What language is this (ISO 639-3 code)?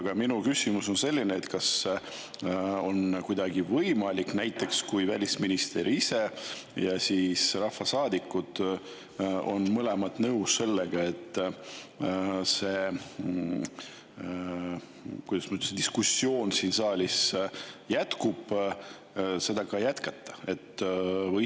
est